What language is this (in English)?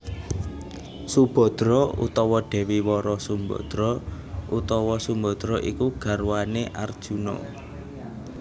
Javanese